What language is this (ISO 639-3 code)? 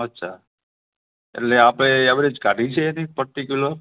guj